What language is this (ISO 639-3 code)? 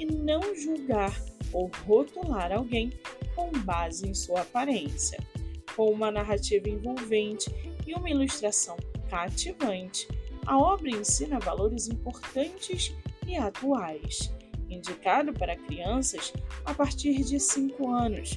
por